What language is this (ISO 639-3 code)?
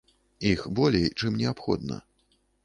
bel